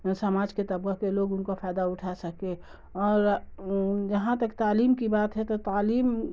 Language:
Urdu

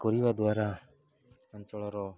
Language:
Odia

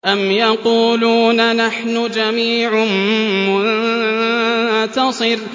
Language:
Arabic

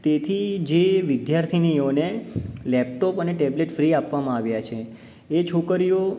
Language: Gujarati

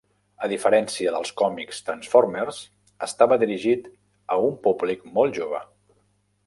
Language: Catalan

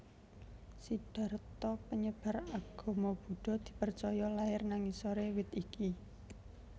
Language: Javanese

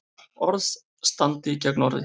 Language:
Icelandic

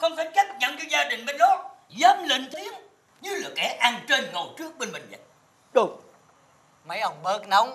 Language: Vietnamese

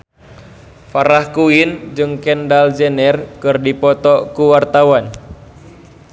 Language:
Sundanese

